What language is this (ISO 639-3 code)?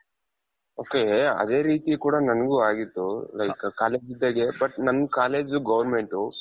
kan